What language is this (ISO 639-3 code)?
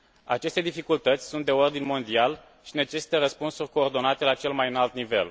ron